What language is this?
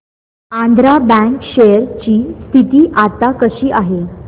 Marathi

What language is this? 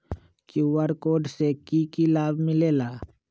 Magahi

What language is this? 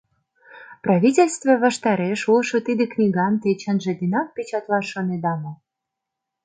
Mari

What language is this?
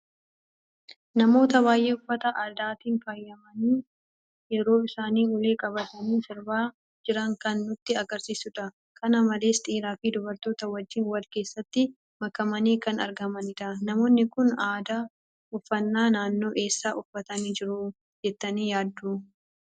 Oromo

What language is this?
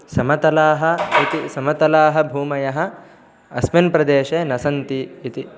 Sanskrit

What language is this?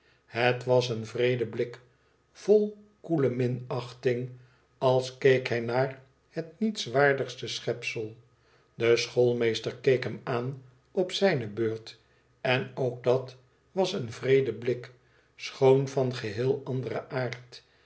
Dutch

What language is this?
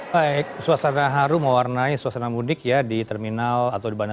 Indonesian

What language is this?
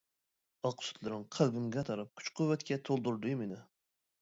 Uyghur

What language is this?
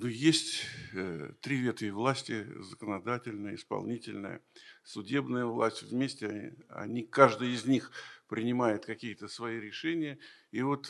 Russian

